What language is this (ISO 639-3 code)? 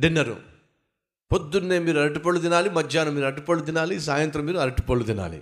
tel